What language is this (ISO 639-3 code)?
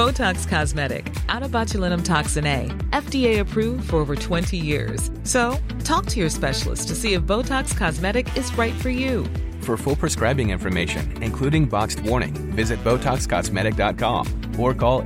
urd